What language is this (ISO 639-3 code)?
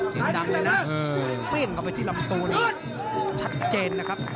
tha